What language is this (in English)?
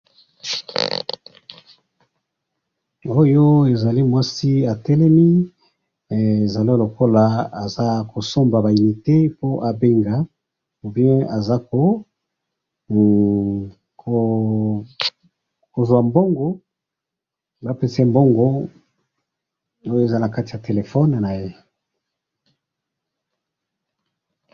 Lingala